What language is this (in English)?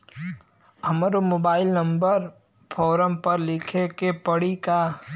Bhojpuri